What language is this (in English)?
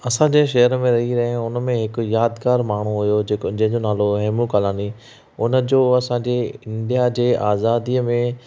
Sindhi